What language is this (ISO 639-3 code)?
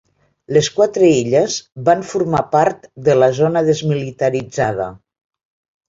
cat